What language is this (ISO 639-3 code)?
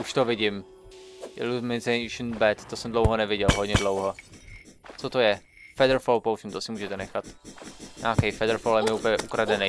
ces